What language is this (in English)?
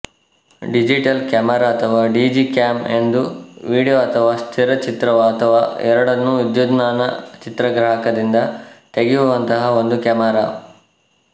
Kannada